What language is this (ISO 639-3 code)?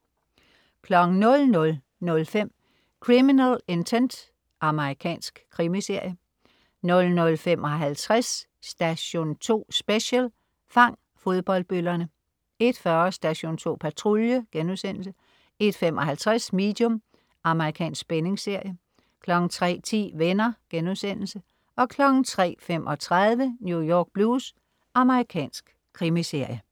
dan